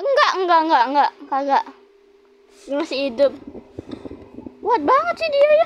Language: Indonesian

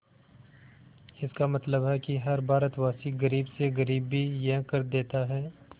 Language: Hindi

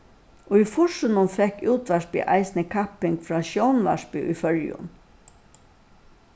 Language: Faroese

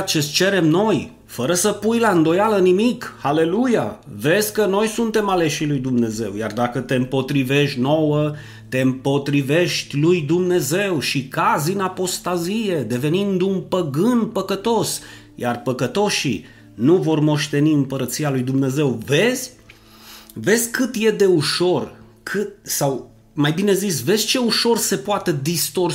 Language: Romanian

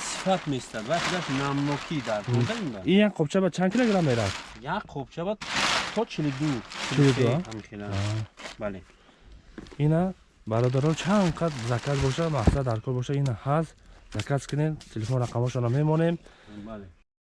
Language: Turkish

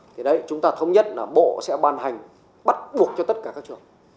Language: Vietnamese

